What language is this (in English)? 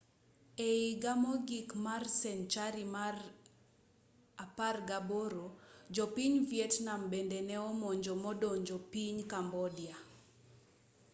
Luo (Kenya and Tanzania)